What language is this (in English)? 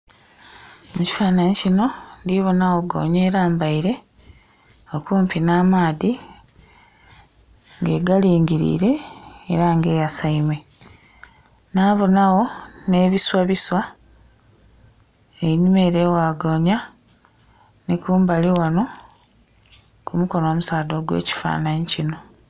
Soga